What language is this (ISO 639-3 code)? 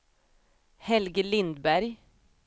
swe